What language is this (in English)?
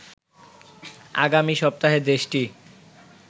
Bangla